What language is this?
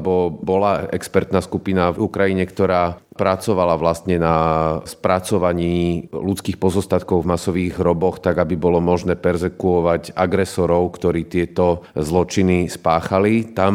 Slovak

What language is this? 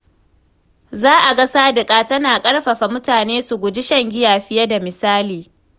Hausa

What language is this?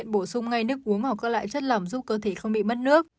Vietnamese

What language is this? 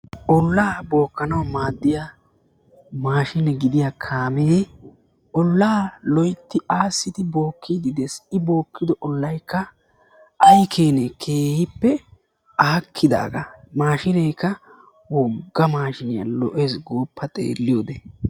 Wolaytta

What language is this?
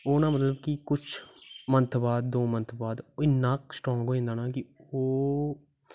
Dogri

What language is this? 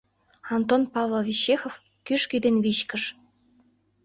Mari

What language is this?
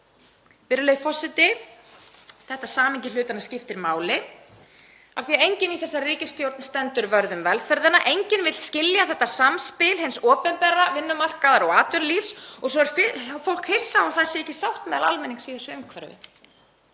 Icelandic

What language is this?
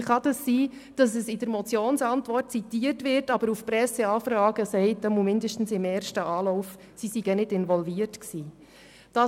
Swiss German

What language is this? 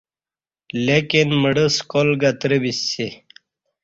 Kati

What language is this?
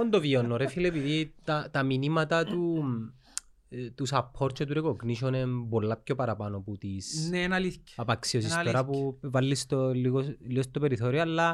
Greek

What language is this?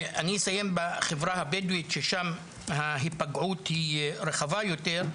Hebrew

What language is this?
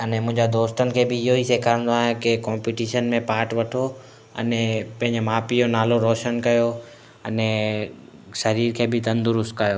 Sindhi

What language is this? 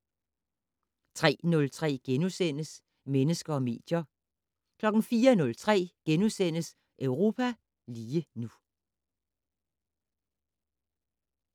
Danish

